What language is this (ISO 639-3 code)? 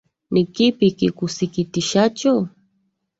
swa